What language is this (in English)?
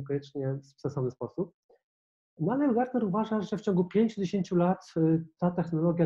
Polish